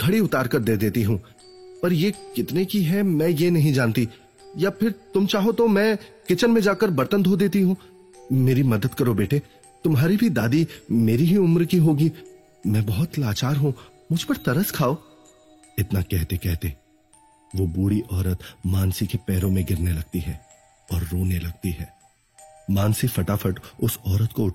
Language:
Hindi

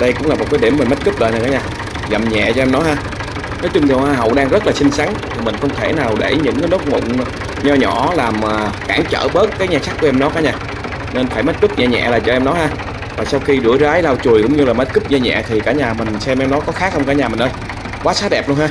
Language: Vietnamese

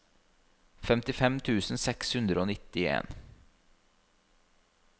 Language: Norwegian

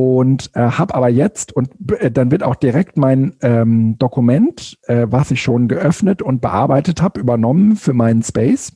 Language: German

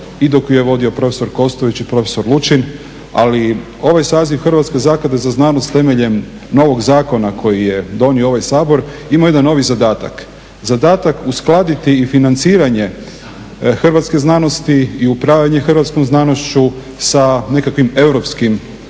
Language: Croatian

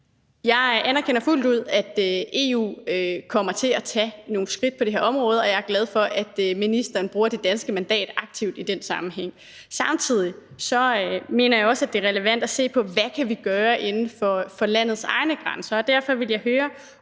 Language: Danish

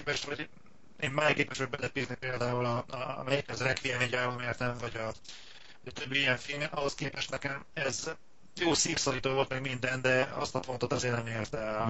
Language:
Hungarian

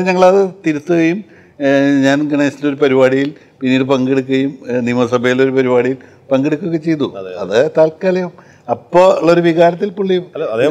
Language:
Malayalam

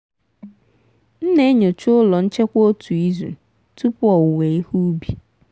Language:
Igbo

